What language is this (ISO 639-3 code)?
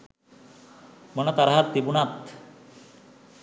sin